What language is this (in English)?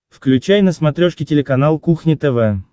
Russian